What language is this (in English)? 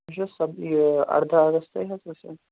Kashmiri